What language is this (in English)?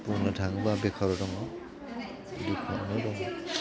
Bodo